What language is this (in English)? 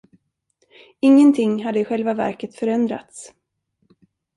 Swedish